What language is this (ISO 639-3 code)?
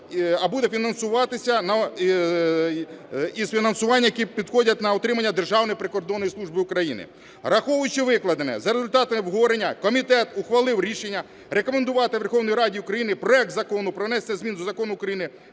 ukr